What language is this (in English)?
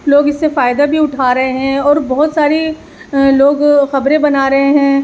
Urdu